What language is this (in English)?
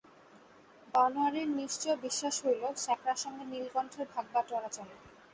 Bangla